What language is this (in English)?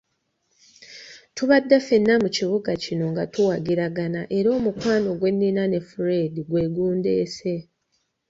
Ganda